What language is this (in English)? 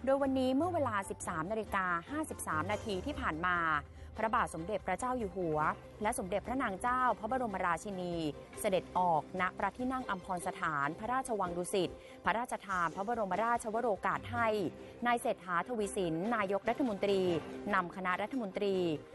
Thai